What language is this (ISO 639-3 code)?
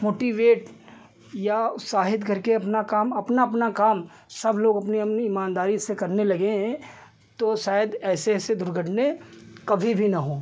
hin